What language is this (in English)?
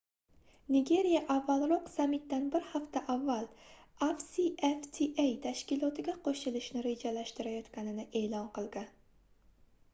Uzbek